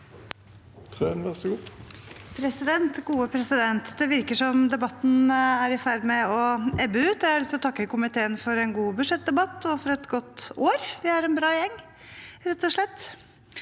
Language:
Norwegian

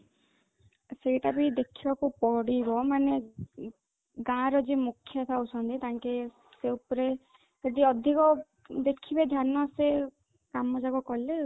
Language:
Odia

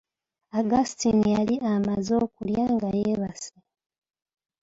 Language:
Ganda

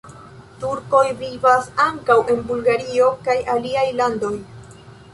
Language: Esperanto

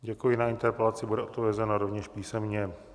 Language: Czech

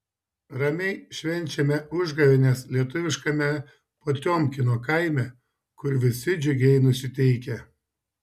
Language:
Lithuanian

